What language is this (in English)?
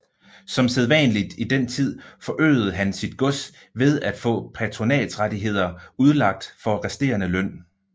Danish